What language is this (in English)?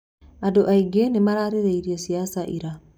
Kikuyu